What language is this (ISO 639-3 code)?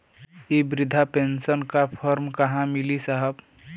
bho